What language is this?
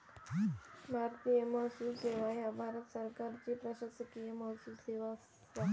Marathi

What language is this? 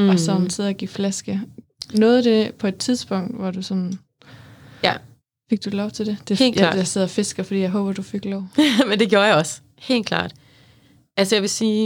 Danish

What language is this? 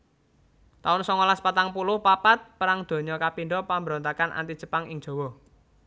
Javanese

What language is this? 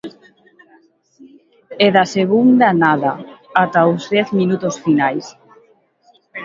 Galician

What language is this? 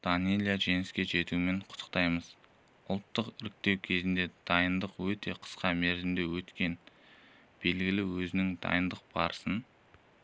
Kazakh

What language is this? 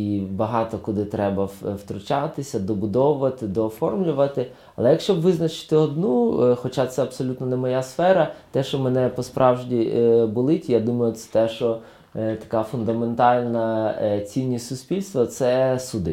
Ukrainian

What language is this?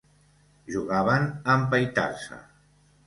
Catalan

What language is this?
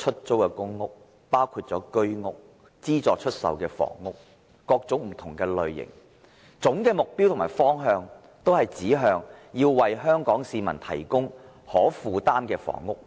Cantonese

